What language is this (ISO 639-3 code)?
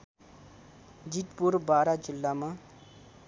nep